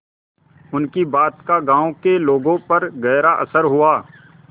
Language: Hindi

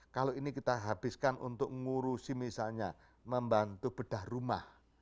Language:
Indonesian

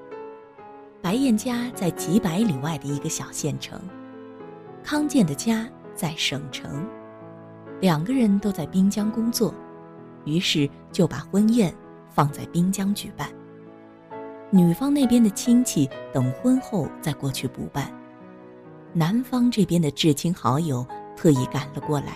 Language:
Chinese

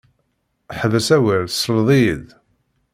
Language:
Kabyle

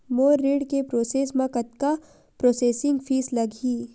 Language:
Chhattisgarhi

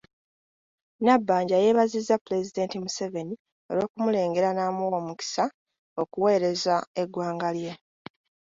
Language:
Ganda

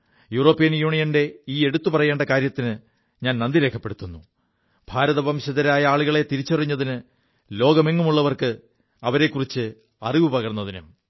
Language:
Malayalam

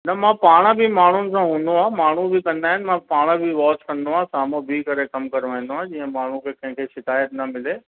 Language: Sindhi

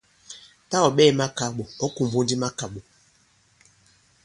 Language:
Bankon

